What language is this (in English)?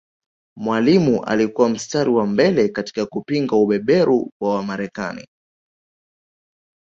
Swahili